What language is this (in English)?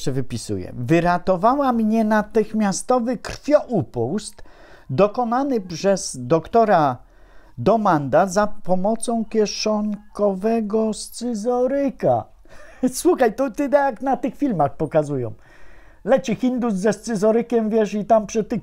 Polish